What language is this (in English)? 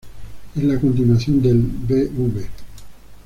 Spanish